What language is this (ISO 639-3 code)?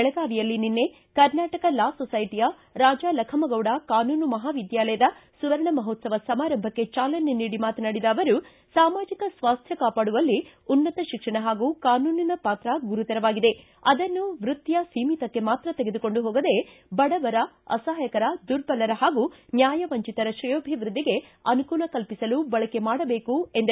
kan